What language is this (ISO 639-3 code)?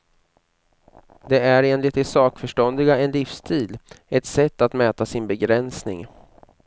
swe